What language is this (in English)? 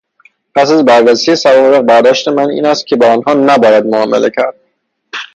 Persian